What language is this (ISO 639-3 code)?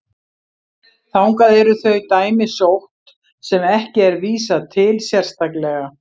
isl